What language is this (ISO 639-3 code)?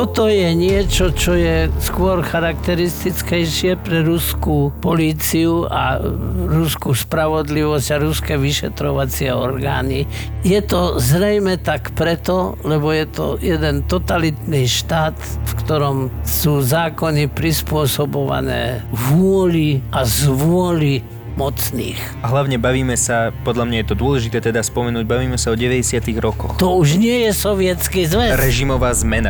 slk